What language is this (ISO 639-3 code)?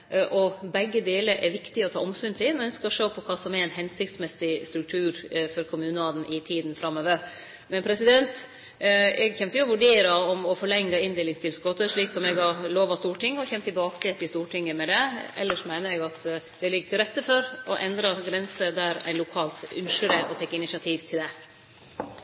nno